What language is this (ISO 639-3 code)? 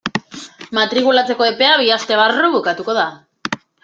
eus